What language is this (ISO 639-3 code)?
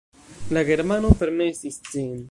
epo